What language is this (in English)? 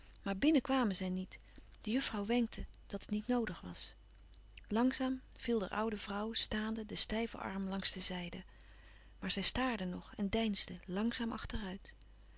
Dutch